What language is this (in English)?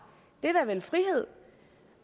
Danish